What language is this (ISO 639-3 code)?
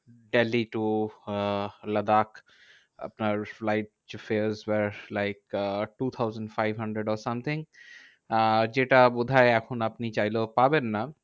ben